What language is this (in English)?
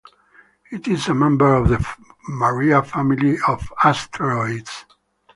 English